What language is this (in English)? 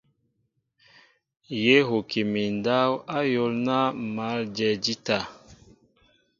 Mbo (Cameroon)